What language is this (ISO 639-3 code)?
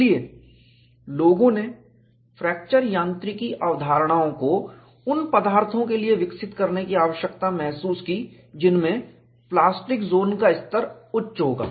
hin